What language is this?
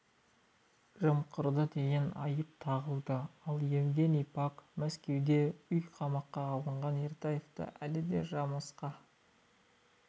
Kazakh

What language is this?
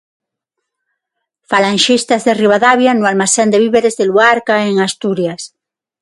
Galician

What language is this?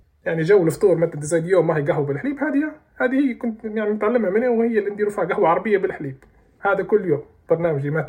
Arabic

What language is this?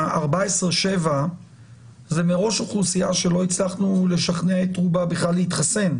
Hebrew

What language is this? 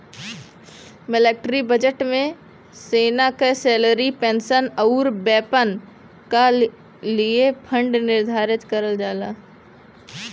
Bhojpuri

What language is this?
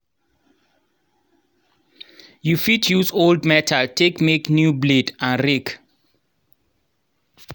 Nigerian Pidgin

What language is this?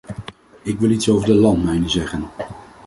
Dutch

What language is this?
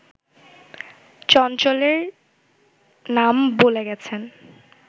Bangla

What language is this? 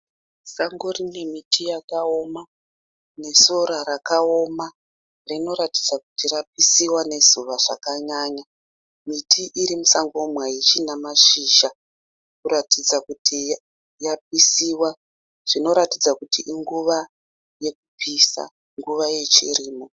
Shona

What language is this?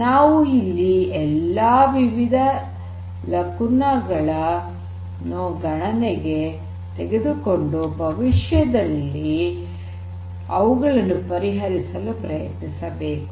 Kannada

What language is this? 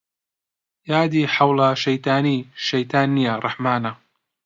Central Kurdish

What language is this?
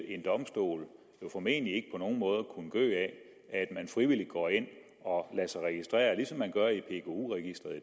Danish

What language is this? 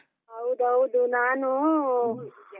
Kannada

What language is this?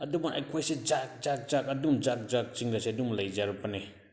Manipuri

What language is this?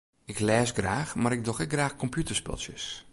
Western Frisian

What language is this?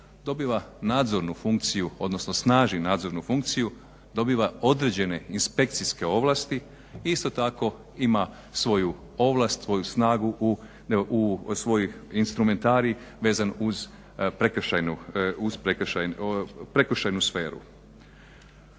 Croatian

